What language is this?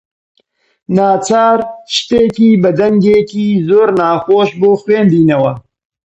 Central Kurdish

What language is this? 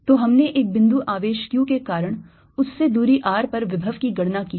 Hindi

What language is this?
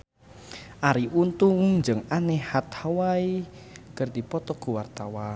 Sundanese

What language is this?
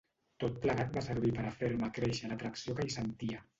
Catalan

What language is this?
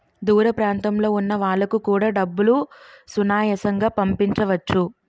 Telugu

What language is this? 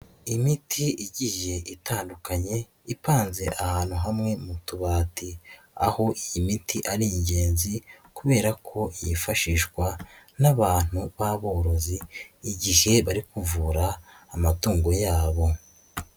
Kinyarwanda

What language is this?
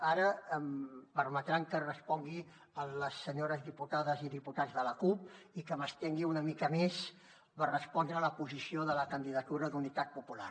Catalan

